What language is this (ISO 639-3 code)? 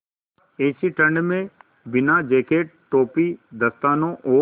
hin